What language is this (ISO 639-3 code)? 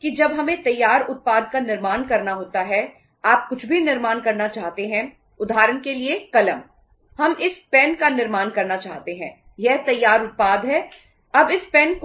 hin